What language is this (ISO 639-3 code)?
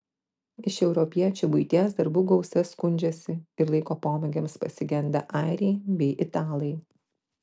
lit